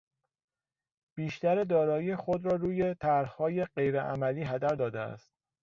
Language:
Persian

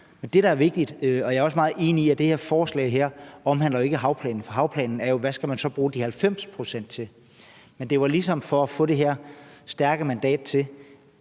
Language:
Danish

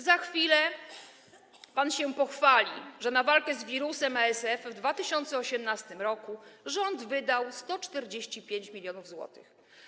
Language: Polish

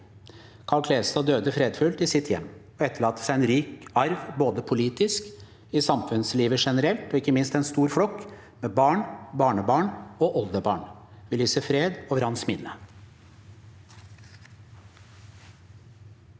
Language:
Norwegian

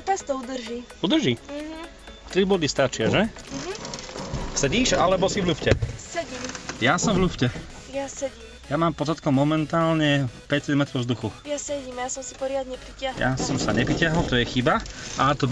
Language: Slovak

